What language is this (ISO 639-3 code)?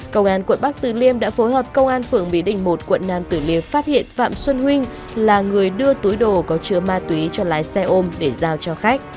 vie